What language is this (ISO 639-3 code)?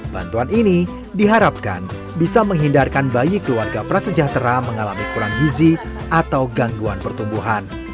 ind